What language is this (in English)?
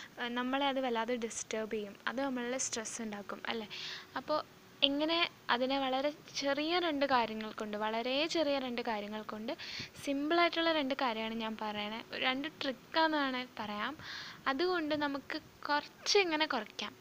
Malayalam